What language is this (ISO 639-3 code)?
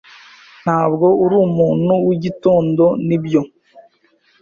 kin